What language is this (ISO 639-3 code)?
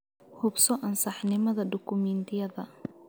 som